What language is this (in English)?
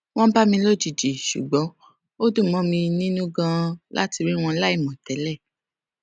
Yoruba